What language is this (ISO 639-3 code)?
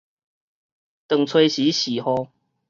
nan